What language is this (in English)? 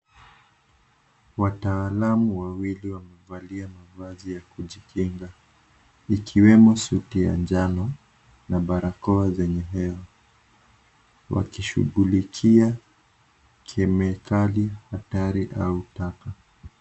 Swahili